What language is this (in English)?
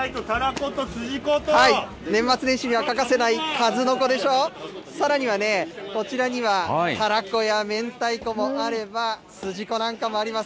Japanese